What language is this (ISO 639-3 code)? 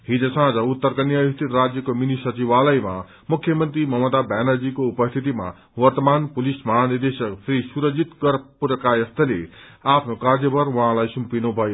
nep